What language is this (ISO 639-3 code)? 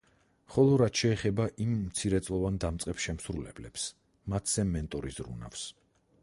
kat